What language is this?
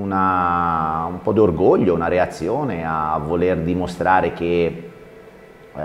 Italian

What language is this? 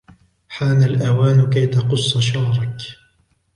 Arabic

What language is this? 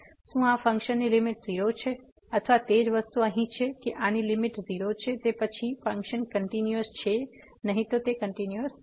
Gujarati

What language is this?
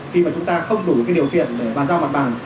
Vietnamese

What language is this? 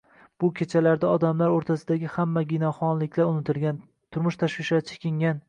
Uzbek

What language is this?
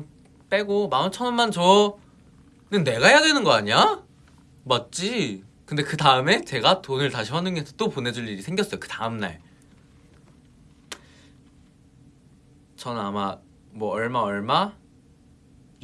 Korean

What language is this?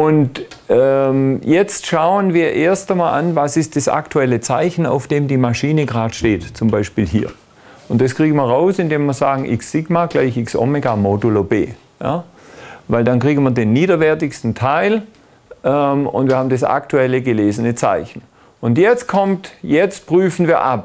German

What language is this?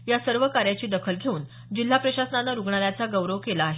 Marathi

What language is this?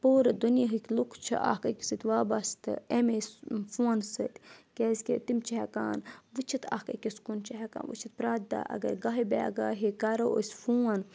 Kashmiri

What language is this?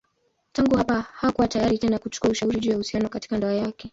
Swahili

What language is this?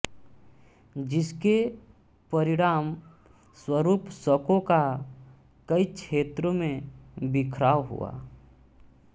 Hindi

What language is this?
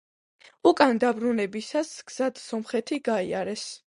Georgian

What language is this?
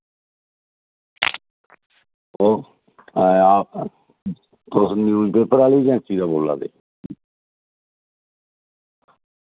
Dogri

